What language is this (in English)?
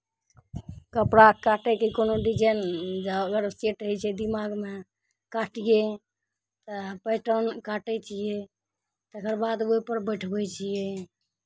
Maithili